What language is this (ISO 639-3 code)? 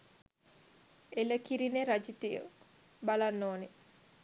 sin